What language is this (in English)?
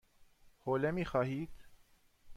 Persian